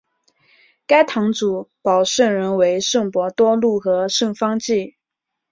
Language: Chinese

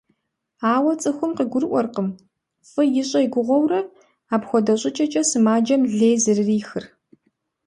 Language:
Kabardian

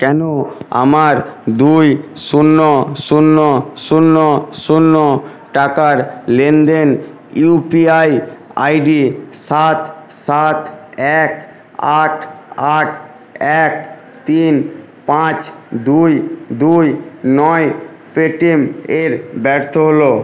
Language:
Bangla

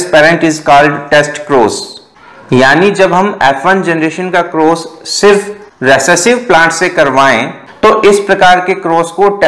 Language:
Hindi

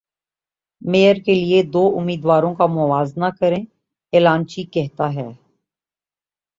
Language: Urdu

